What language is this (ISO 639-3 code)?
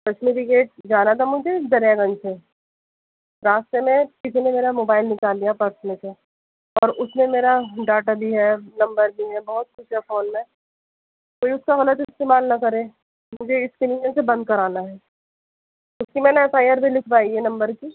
urd